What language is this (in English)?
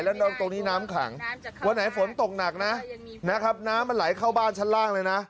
Thai